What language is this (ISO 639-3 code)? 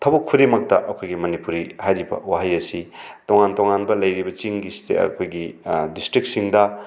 mni